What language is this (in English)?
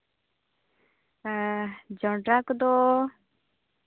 Santali